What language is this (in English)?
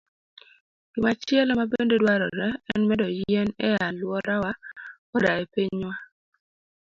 Luo (Kenya and Tanzania)